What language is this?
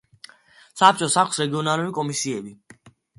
Georgian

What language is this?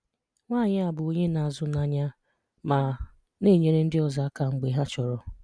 Igbo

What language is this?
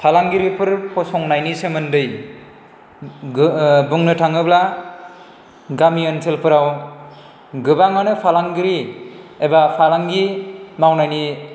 Bodo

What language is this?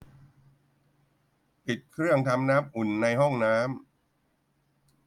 Thai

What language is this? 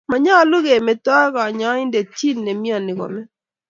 Kalenjin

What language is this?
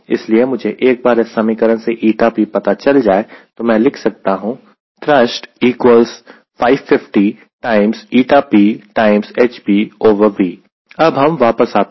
Hindi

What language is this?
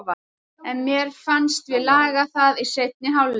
Icelandic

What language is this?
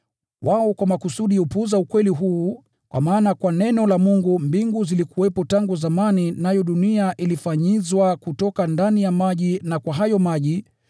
Swahili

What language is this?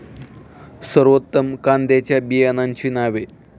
Marathi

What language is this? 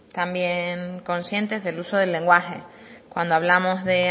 Spanish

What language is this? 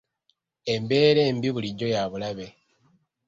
Ganda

